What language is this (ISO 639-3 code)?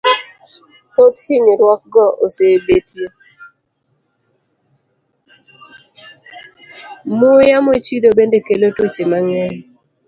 luo